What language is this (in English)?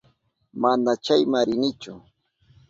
Southern Pastaza Quechua